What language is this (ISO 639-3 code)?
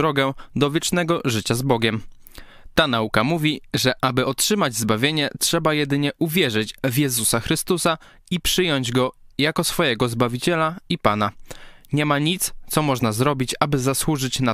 pol